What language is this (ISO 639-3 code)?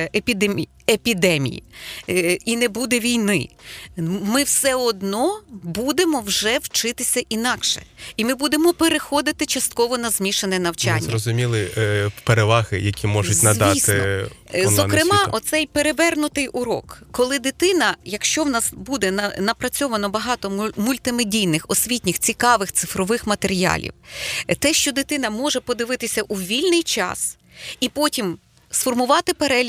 ukr